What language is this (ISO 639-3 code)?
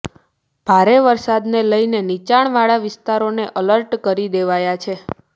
guj